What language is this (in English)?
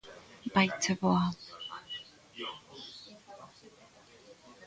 Galician